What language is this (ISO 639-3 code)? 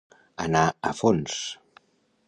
cat